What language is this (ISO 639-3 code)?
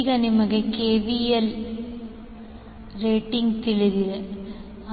kan